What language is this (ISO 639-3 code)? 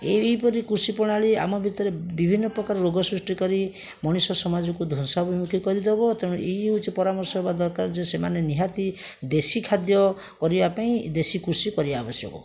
ori